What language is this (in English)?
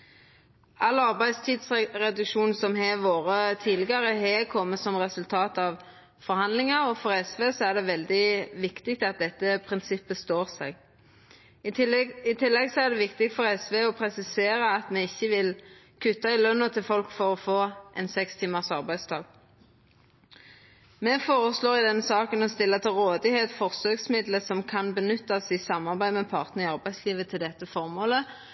Norwegian Nynorsk